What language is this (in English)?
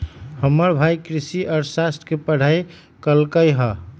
Magahi